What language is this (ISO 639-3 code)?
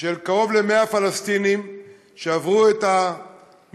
heb